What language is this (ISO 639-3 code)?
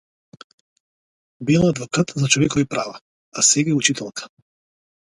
mkd